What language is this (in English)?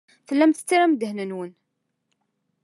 Kabyle